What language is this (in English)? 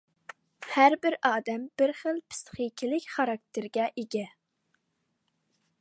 Uyghur